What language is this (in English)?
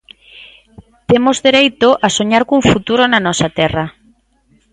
Galician